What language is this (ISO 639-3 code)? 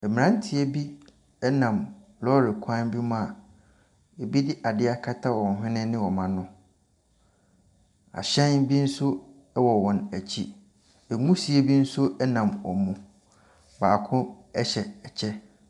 aka